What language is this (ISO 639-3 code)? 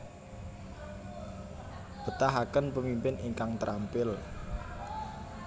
jav